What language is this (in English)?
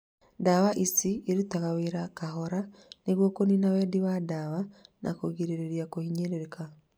Kikuyu